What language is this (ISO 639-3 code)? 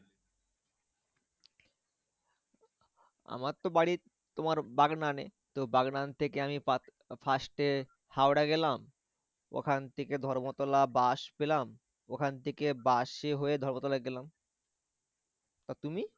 ben